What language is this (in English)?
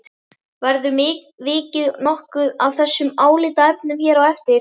Icelandic